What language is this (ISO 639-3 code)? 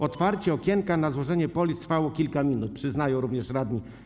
pol